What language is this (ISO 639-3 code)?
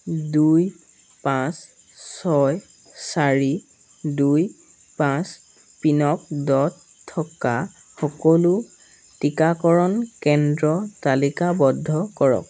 asm